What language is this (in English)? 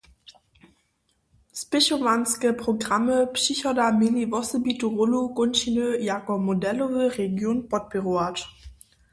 Upper Sorbian